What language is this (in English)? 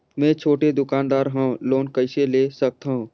Chhattisgarhi